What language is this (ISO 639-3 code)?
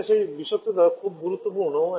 ben